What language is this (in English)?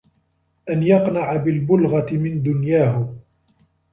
Arabic